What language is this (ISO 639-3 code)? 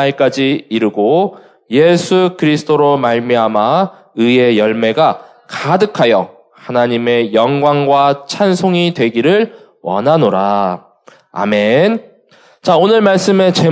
kor